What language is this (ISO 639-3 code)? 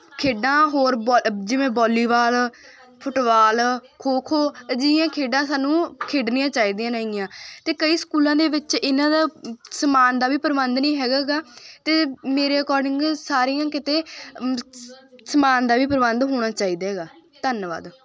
pan